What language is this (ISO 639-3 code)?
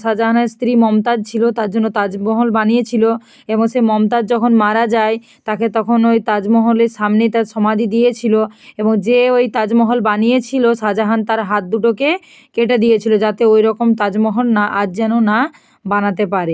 ben